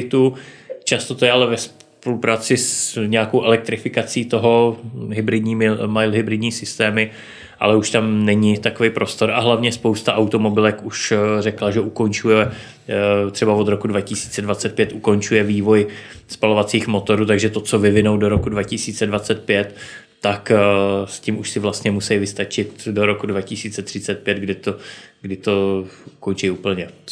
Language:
Czech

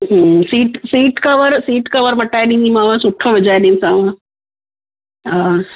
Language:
Sindhi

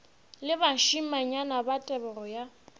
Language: Northern Sotho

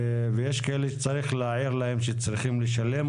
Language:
Hebrew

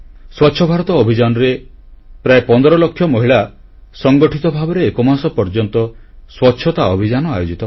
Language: Odia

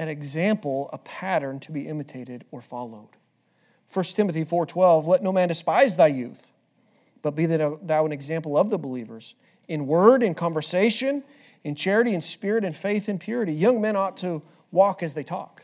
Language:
English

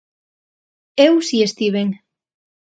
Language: Galician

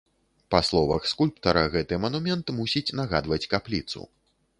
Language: Belarusian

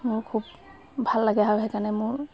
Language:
Assamese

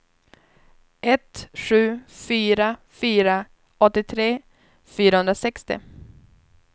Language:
Swedish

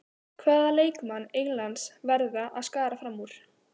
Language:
Icelandic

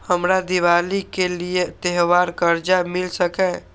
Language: Maithili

